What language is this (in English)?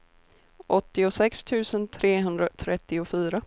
Swedish